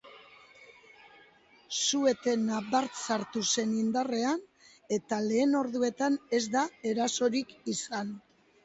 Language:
Basque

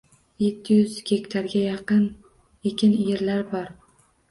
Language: Uzbek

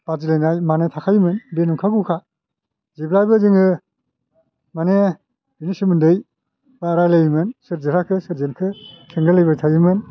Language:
Bodo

